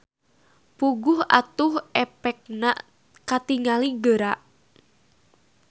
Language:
Sundanese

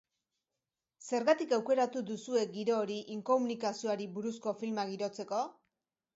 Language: Basque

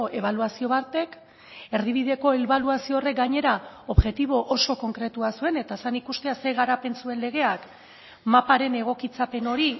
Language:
Basque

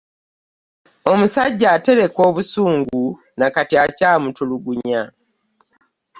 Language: Ganda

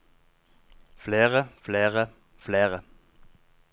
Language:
Norwegian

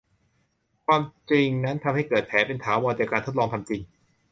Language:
Thai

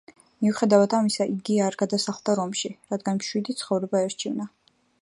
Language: Georgian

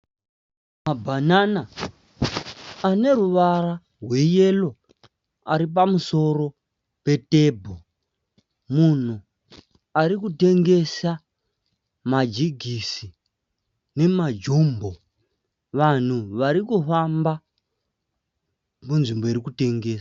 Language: Shona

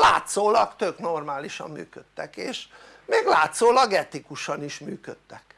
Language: Hungarian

